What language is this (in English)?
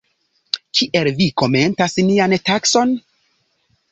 Esperanto